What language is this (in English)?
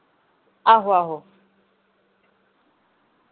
Dogri